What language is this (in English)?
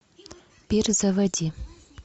Russian